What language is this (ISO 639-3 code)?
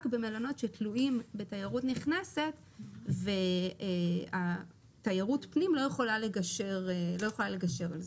heb